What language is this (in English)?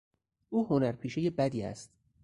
Persian